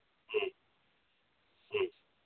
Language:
Manipuri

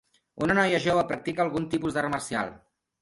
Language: Catalan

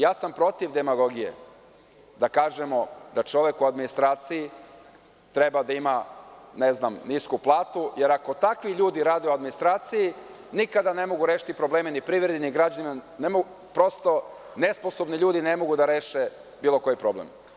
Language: Serbian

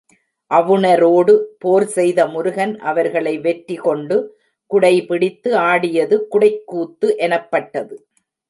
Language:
Tamil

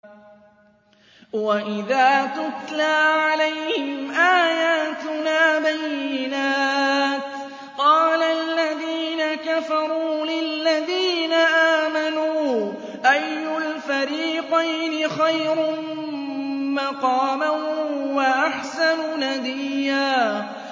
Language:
Arabic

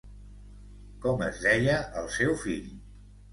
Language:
Catalan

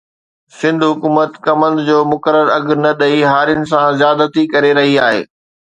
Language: Sindhi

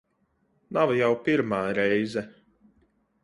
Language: Latvian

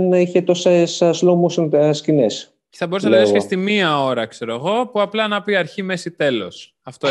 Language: Greek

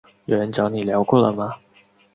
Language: Chinese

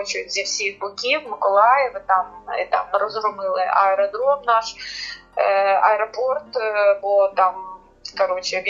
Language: Ukrainian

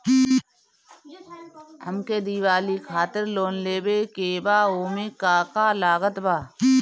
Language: Bhojpuri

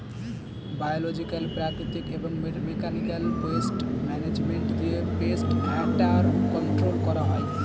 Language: Bangla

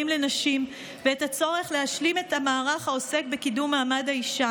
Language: Hebrew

